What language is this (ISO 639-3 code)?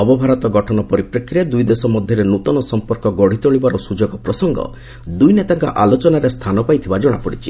ori